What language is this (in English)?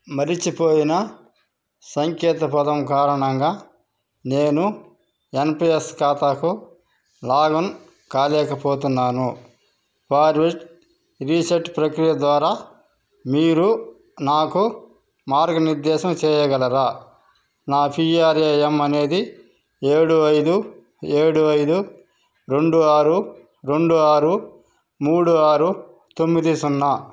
Telugu